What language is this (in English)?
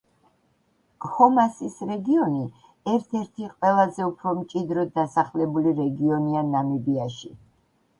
Georgian